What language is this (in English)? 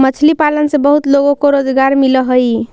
Magahi